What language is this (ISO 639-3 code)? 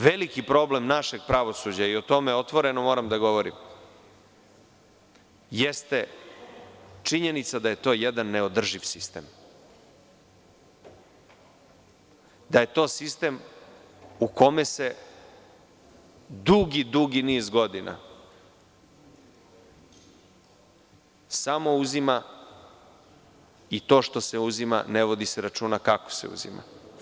srp